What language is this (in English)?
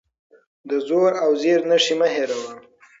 Pashto